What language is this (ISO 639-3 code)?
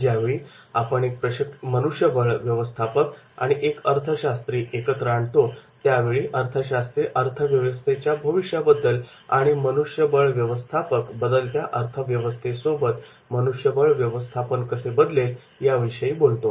mar